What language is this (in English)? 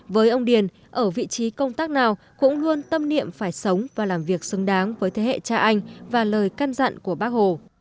Vietnamese